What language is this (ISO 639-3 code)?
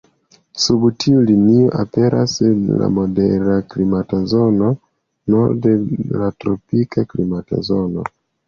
epo